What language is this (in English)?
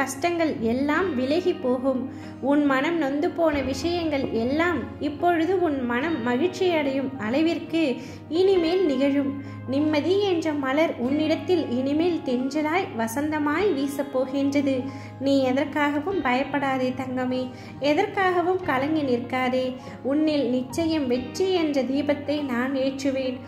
Turkish